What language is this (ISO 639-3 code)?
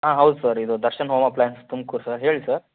kan